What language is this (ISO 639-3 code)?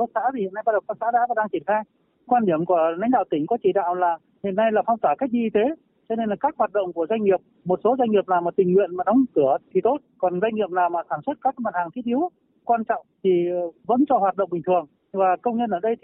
vie